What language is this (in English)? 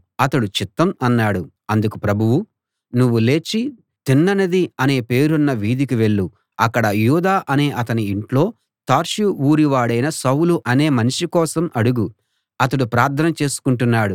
Telugu